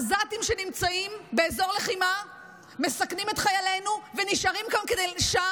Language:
Hebrew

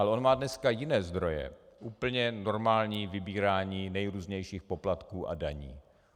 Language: Czech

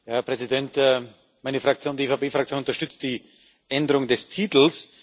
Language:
German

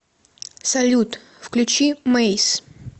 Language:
Russian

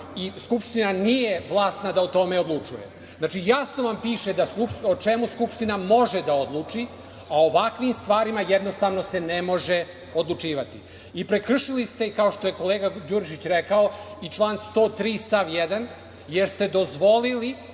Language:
Serbian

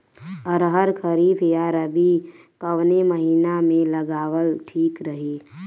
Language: Bhojpuri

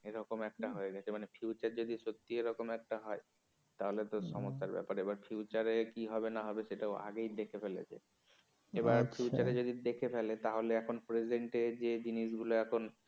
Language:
Bangla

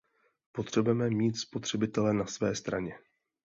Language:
Czech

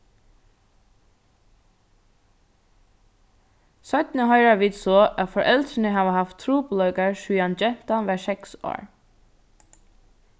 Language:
Faroese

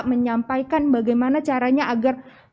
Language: Indonesian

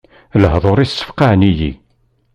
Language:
Kabyle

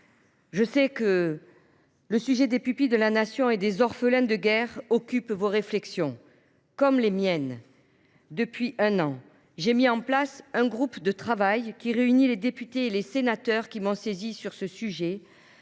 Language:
French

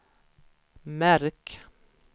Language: Swedish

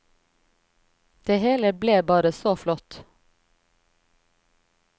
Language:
Norwegian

